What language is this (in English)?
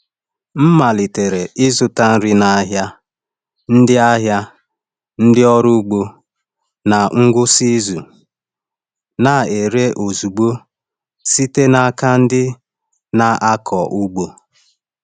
Igbo